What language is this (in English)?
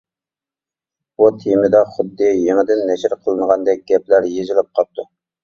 Uyghur